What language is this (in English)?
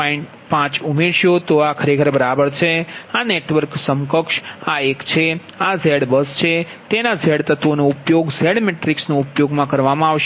Gujarati